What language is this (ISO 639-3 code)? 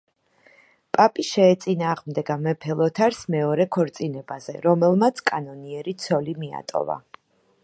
kat